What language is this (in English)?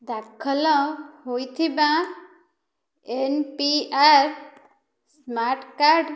Odia